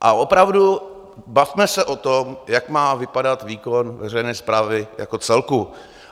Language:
Czech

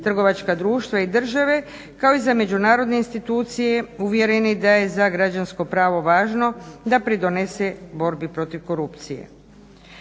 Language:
Croatian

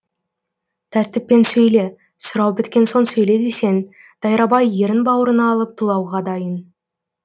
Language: Kazakh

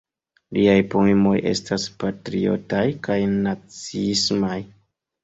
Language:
Esperanto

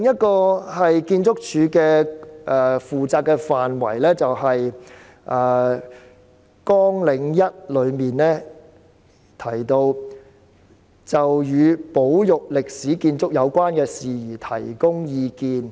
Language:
Cantonese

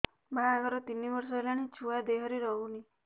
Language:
Odia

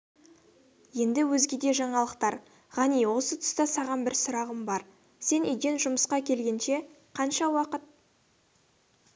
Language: Kazakh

